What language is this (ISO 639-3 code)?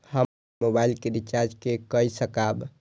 mai